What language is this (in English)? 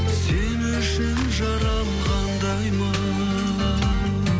Kazakh